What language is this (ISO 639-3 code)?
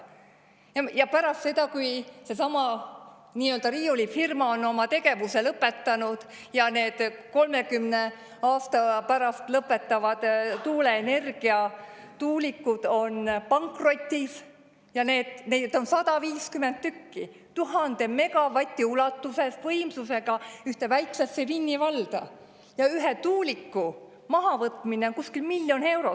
est